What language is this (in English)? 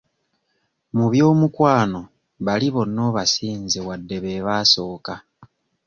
Ganda